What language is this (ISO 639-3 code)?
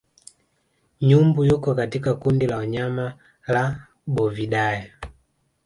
swa